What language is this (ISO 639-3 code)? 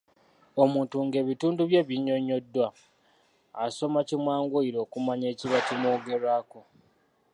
lug